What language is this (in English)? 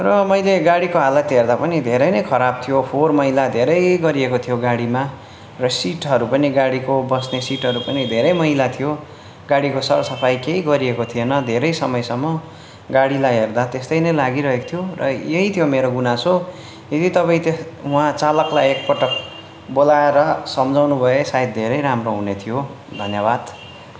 Nepali